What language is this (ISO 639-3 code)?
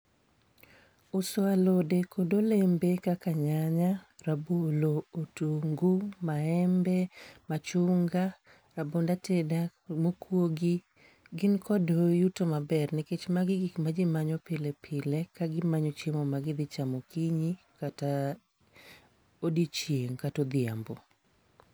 luo